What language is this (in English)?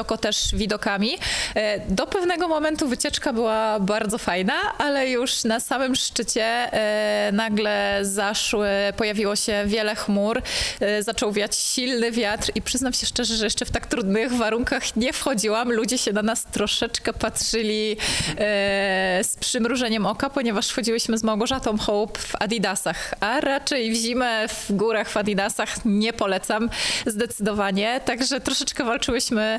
Polish